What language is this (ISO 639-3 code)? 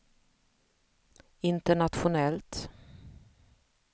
swe